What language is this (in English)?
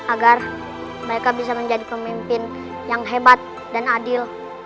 Indonesian